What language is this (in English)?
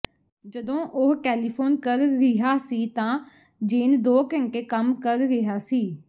Punjabi